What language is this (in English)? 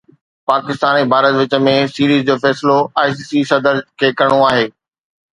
Sindhi